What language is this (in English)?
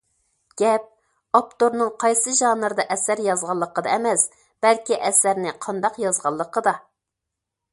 Uyghur